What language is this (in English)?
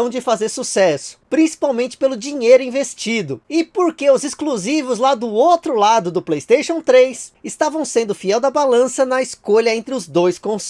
Portuguese